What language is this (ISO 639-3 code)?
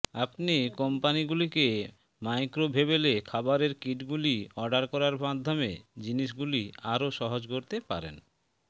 ben